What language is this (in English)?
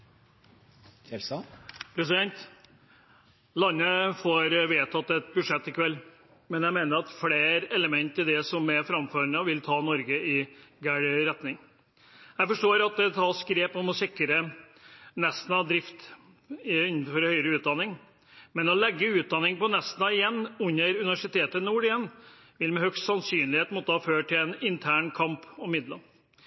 Norwegian Bokmål